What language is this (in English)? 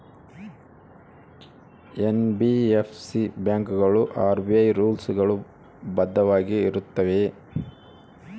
Kannada